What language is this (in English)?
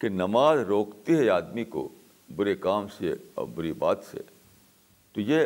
Urdu